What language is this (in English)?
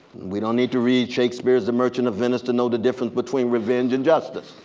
English